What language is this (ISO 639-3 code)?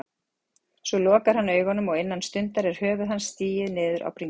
isl